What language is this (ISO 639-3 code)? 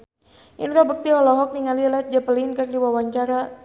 sun